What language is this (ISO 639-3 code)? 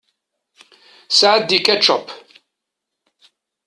kab